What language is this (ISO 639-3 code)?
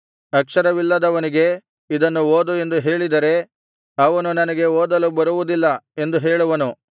kan